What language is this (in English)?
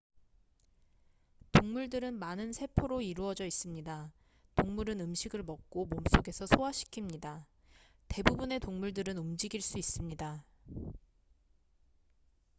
Korean